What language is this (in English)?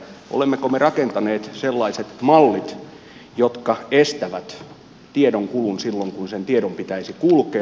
Finnish